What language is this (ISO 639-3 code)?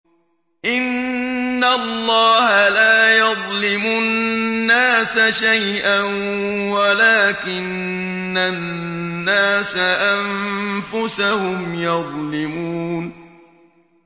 ara